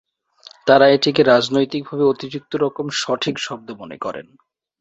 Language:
Bangla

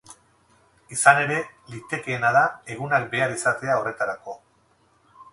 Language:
Basque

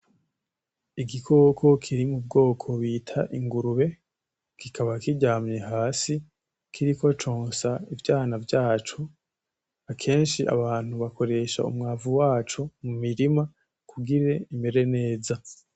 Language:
Rundi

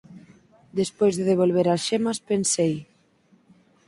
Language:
Galician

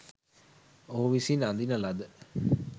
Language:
Sinhala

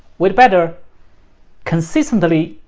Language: English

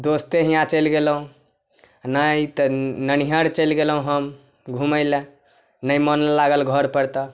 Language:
Maithili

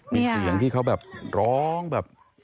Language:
Thai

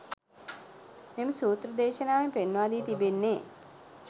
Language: Sinhala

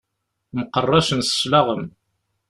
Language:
Kabyle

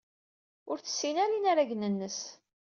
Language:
Kabyle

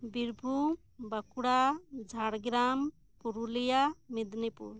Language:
Santali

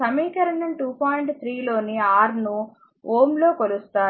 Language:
Telugu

